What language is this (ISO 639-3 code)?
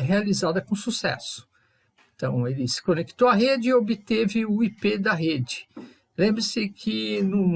por